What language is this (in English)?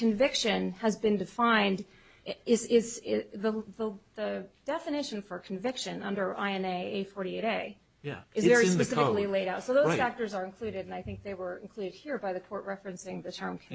English